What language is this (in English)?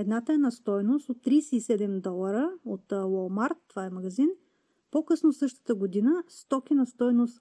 Bulgarian